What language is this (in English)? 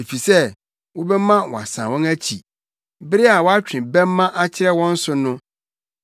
Akan